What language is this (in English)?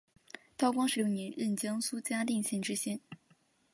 Chinese